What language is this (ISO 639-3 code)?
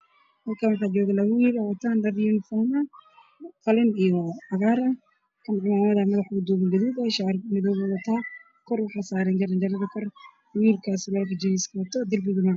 som